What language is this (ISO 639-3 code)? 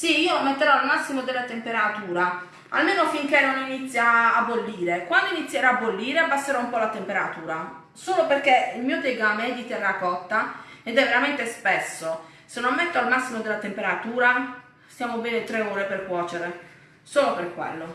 ita